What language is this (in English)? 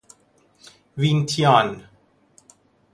Persian